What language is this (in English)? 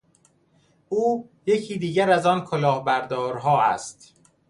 Persian